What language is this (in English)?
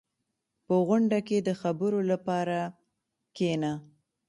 Pashto